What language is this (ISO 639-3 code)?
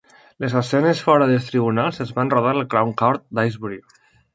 cat